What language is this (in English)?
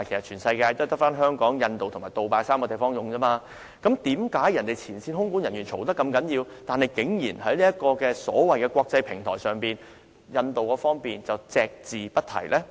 Cantonese